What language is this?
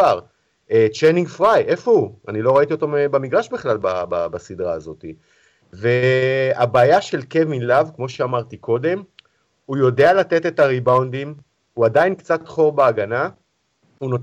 Hebrew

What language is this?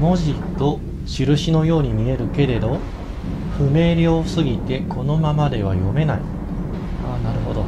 Japanese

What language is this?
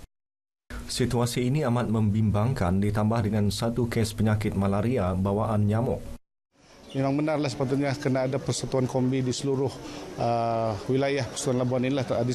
Malay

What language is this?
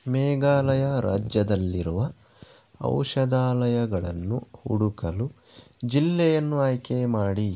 Kannada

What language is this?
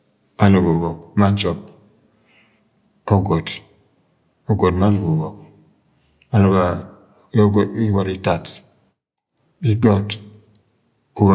Agwagwune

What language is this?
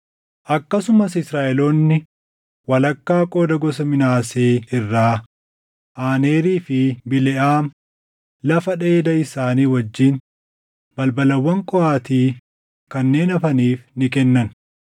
Oromo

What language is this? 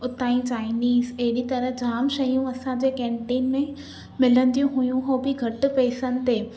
Sindhi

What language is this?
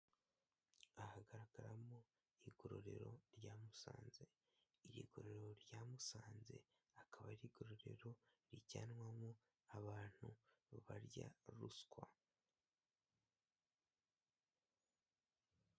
Kinyarwanda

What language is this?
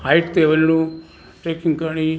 Sindhi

